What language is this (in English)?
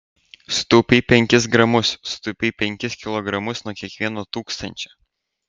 Lithuanian